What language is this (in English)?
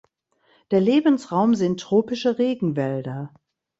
German